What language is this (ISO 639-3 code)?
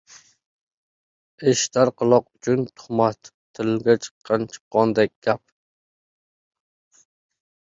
uzb